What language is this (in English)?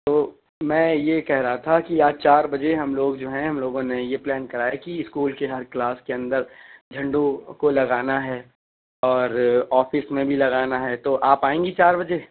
Urdu